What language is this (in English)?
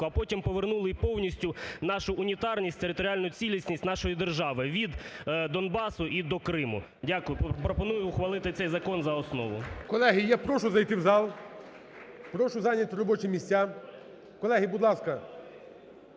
Ukrainian